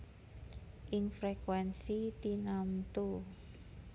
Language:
Javanese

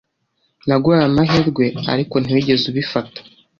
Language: Kinyarwanda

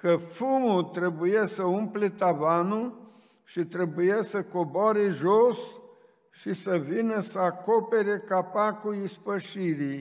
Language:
Romanian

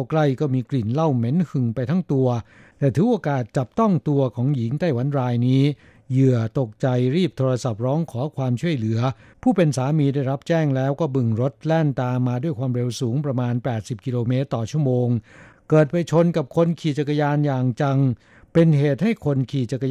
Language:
Thai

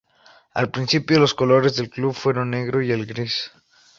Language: Spanish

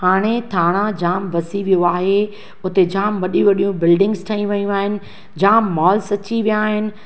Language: Sindhi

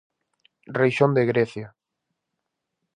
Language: Galician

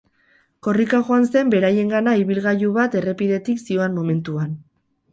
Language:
Basque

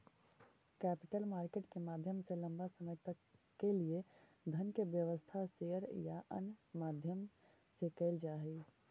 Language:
Magahi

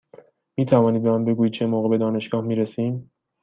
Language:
Persian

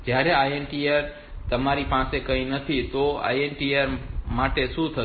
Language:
Gujarati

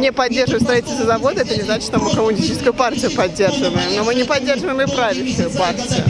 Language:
Russian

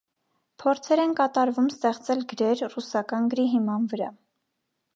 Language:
Armenian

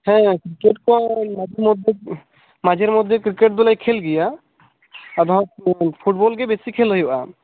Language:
Santali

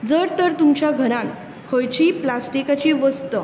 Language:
Konkani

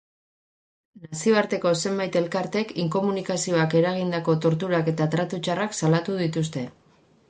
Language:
Basque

